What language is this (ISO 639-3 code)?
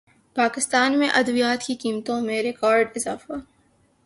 urd